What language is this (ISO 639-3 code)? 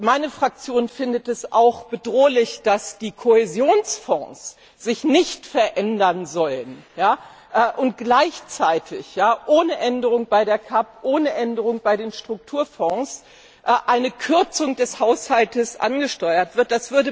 deu